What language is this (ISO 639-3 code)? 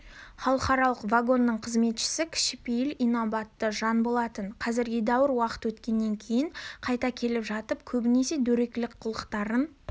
kaz